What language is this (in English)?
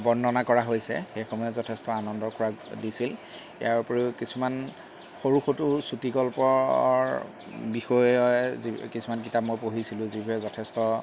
Assamese